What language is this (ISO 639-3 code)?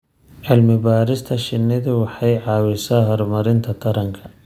som